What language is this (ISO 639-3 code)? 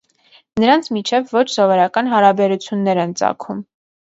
hye